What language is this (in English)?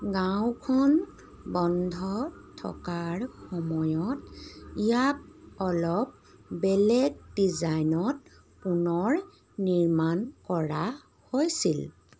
Assamese